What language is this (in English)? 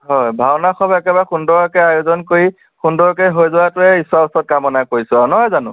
Assamese